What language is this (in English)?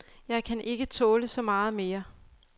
Danish